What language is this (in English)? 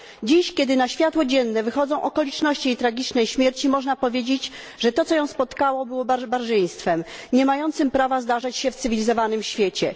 Polish